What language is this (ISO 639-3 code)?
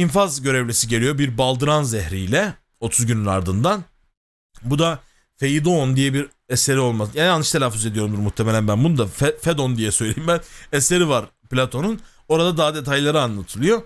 tur